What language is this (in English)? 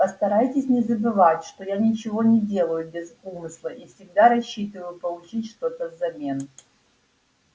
Russian